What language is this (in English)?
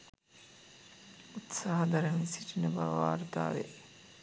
Sinhala